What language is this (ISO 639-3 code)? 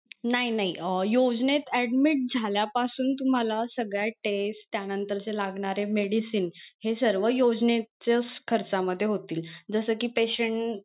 mar